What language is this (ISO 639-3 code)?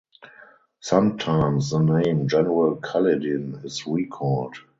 eng